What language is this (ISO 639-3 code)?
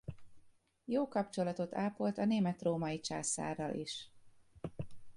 hun